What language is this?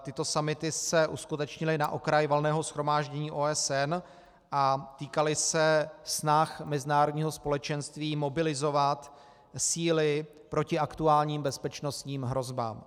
Czech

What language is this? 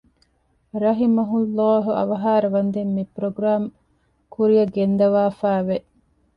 Divehi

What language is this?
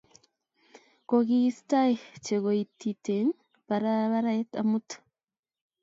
Kalenjin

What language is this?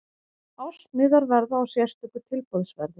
Icelandic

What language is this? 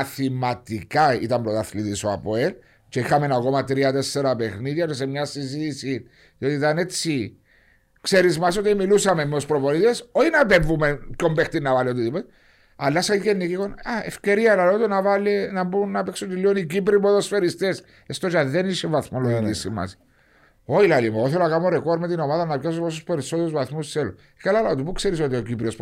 Greek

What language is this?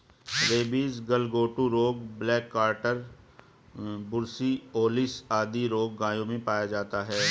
Hindi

